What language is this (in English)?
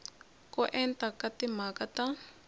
Tsonga